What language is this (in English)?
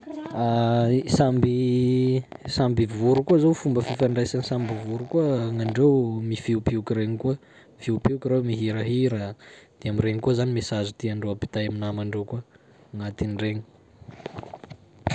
Sakalava Malagasy